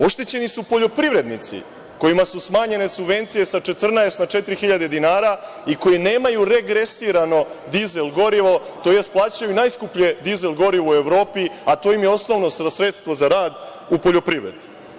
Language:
Serbian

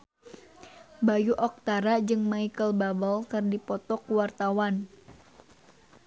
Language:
Sundanese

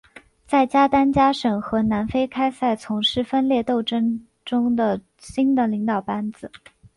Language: Chinese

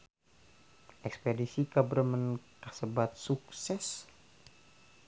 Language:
Sundanese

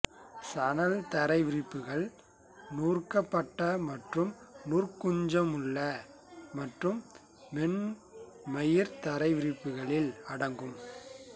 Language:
Tamil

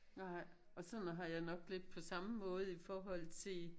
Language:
Danish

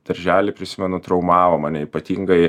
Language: Lithuanian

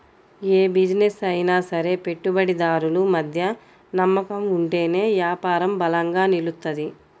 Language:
Telugu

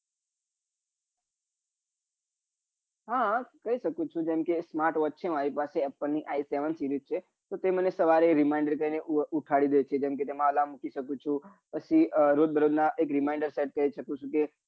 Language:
Gujarati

